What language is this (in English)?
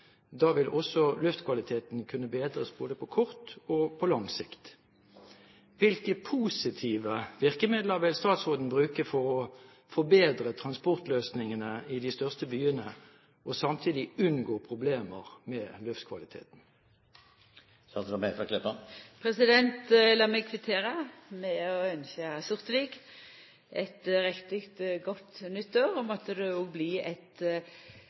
Norwegian